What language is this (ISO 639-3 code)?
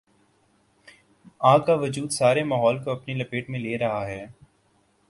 urd